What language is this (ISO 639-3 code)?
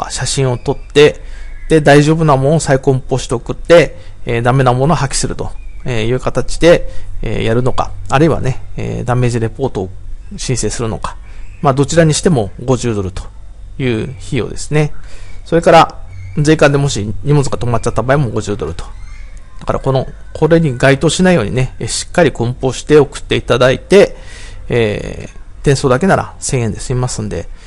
jpn